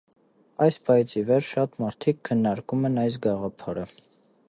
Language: Armenian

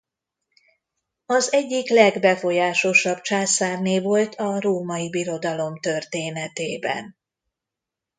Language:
Hungarian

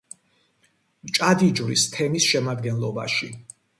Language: Georgian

